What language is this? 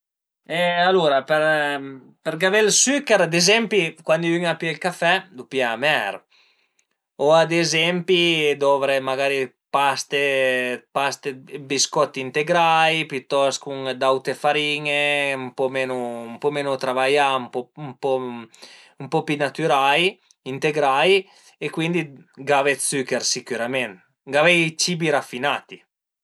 Piedmontese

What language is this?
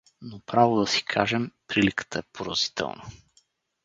Bulgarian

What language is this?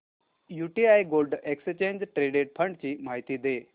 Marathi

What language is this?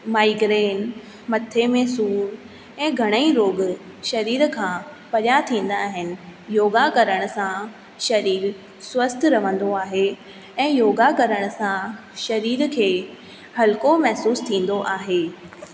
Sindhi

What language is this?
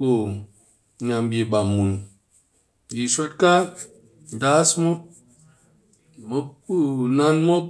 Cakfem-Mushere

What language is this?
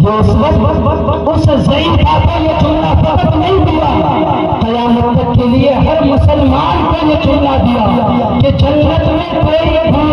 Arabic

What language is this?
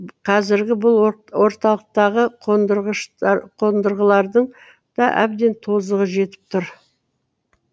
Kazakh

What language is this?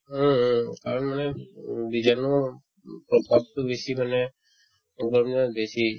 Assamese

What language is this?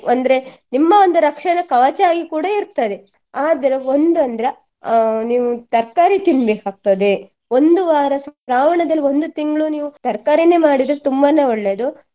Kannada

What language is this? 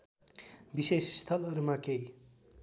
Nepali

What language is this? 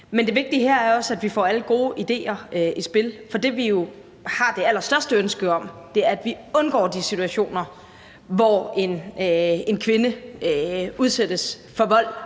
Danish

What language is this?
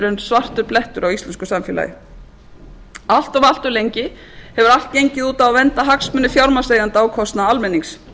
Icelandic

